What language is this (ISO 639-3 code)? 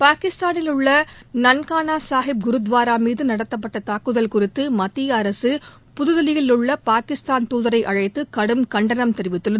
tam